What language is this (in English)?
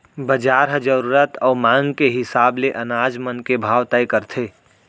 Chhattisgarhi